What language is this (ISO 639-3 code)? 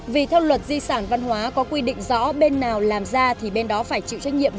vie